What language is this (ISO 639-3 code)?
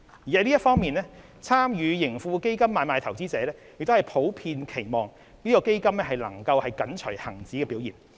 yue